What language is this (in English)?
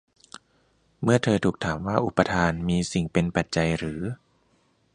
Thai